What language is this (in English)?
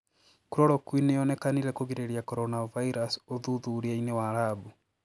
Kikuyu